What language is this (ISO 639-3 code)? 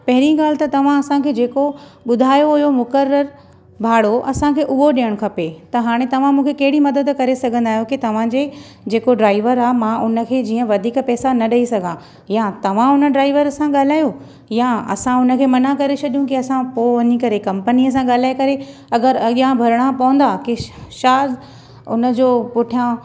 snd